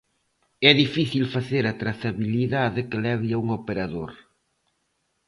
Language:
Galician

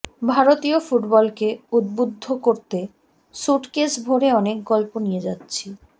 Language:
Bangla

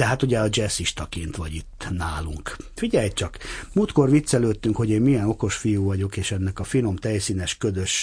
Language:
Hungarian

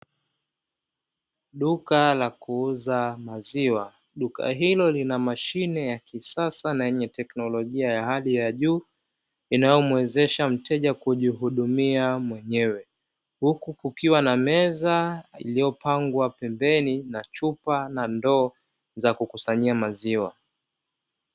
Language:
Swahili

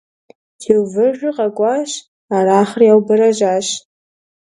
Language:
Kabardian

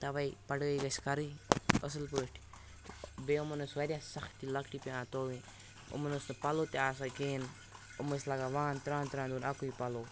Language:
Kashmiri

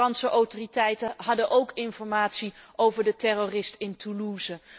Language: Dutch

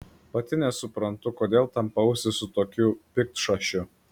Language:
Lithuanian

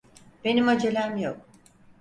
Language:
Turkish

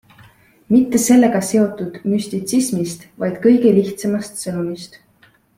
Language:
Estonian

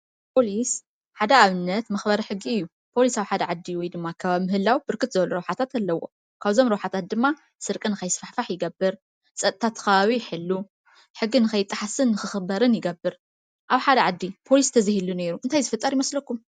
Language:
Tigrinya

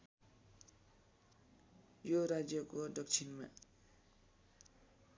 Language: Nepali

